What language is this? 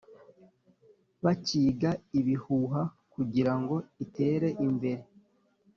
Kinyarwanda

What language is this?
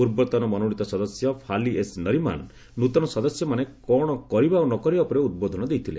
Odia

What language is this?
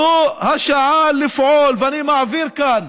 Hebrew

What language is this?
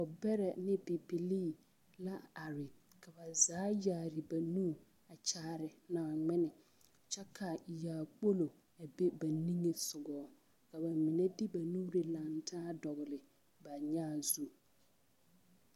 Southern Dagaare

